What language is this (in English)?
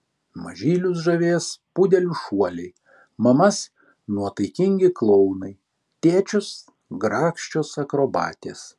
Lithuanian